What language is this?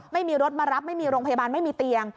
Thai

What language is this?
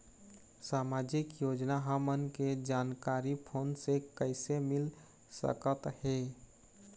Chhattisgarhi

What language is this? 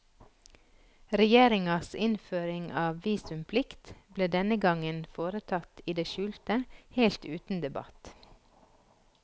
Norwegian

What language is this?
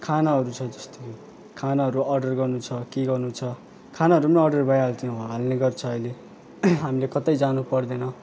Nepali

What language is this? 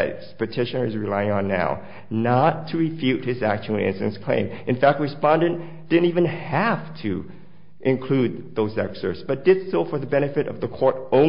English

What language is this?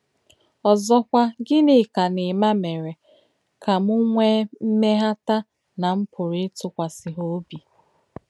Igbo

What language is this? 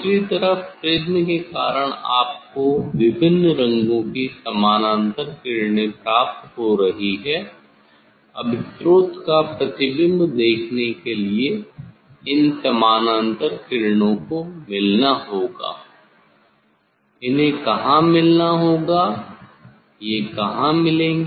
Hindi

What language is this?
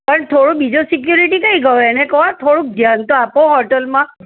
Gujarati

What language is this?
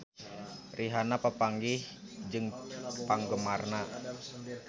Sundanese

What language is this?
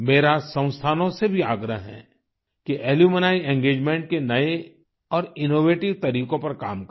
Hindi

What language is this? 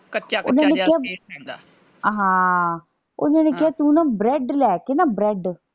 Punjabi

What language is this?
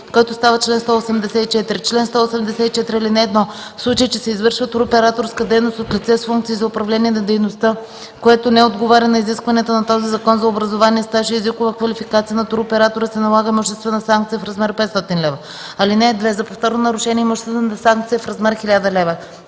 Bulgarian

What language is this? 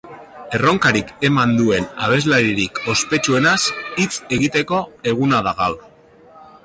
Basque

